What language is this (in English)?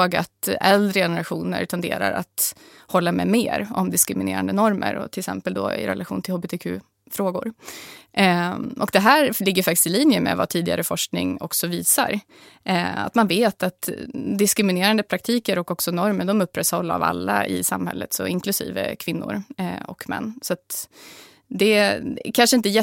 Swedish